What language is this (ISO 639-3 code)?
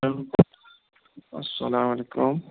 kas